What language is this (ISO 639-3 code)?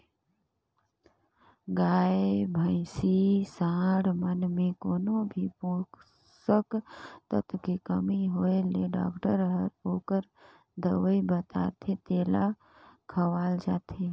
hne